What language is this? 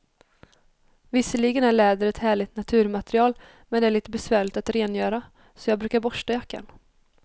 Swedish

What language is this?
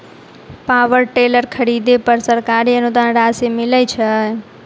Maithili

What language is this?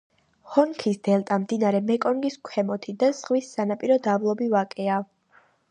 Georgian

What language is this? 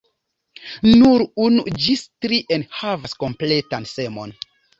Esperanto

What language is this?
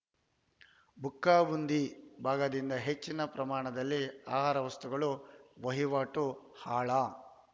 Kannada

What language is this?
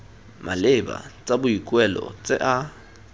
Tswana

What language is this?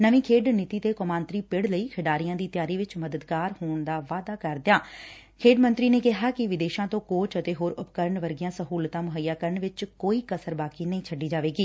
Punjabi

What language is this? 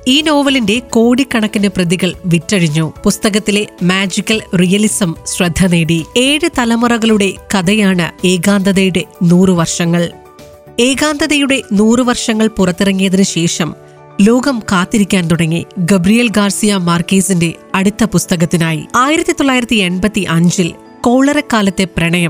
Malayalam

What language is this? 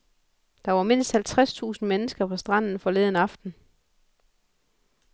Danish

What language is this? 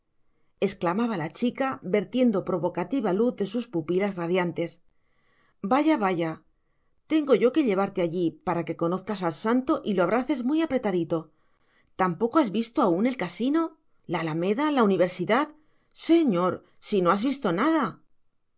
Spanish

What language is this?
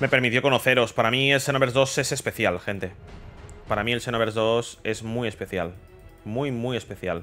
Spanish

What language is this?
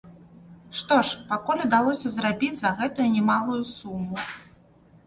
Belarusian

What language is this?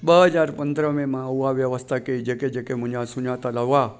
Sindhi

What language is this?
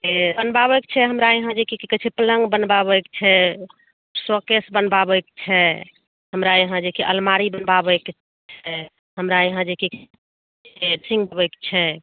Maithili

